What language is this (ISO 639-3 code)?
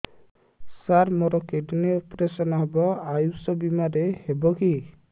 ori